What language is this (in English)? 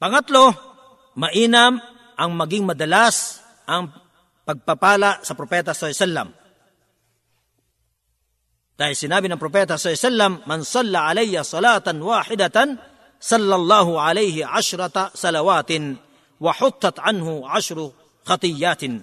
Filipino